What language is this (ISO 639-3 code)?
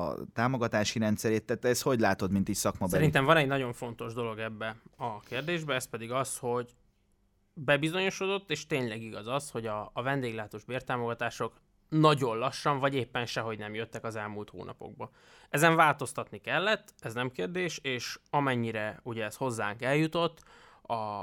hun